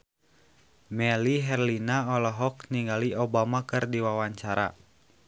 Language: Sundanese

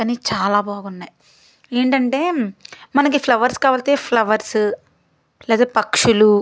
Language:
Telugu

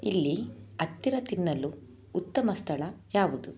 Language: Kannada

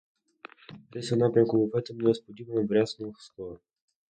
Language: Ukrainian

